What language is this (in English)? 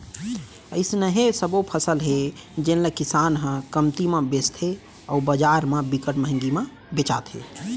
Chhattisgarhi